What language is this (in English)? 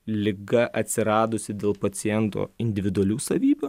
Lithuanian